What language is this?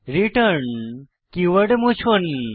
Bangla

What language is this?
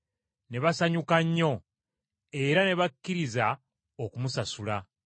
Ganda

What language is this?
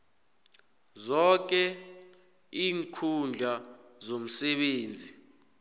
South Ndebele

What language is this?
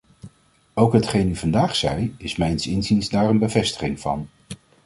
Dutch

